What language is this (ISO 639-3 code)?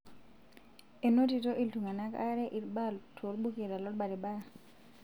mas